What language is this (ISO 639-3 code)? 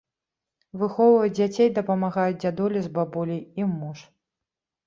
bel